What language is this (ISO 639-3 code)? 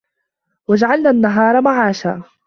ara